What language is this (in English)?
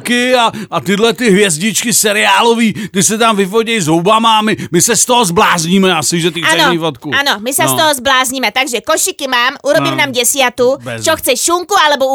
Czech